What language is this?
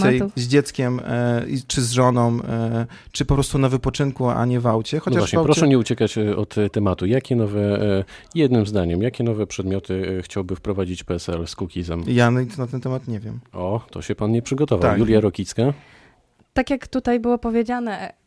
Polish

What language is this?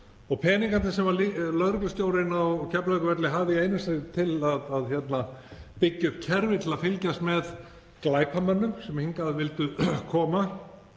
Icelandic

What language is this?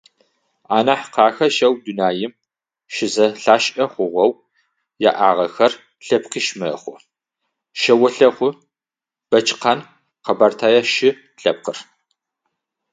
Adyghe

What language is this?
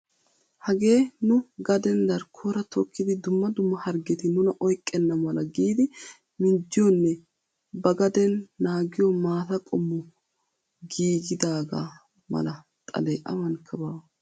Wolaytta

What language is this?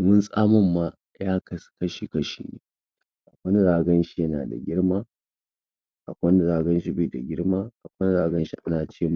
Hausa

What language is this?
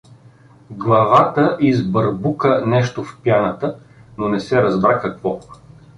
Bulgarian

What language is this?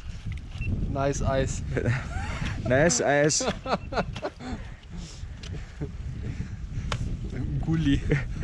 German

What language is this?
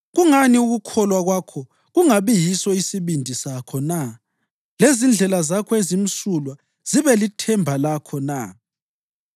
North Ndebele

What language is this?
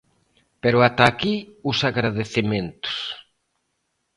Galician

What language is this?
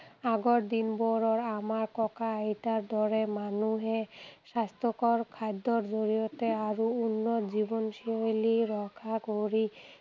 Assamese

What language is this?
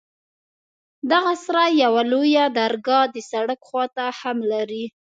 Pashto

